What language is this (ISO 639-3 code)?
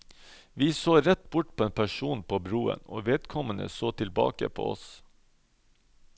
nor